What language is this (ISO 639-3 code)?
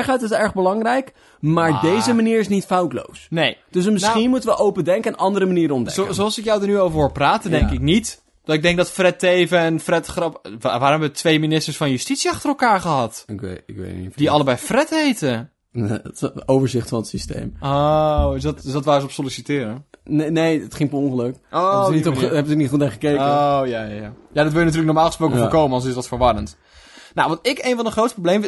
nld